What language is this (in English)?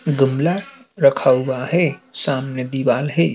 Hindi